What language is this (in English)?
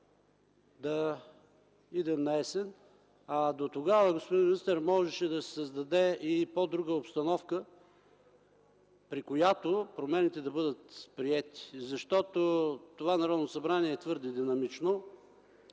Bulgarian